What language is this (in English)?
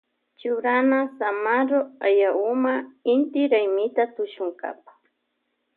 Loja Highland Quichua